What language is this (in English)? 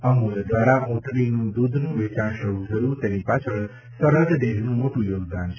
Gujarati